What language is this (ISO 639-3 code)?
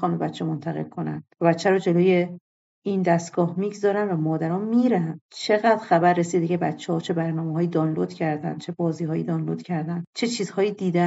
fas